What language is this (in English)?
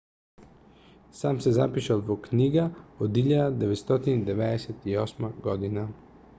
Macedonian